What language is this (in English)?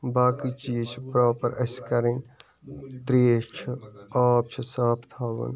Kashmiri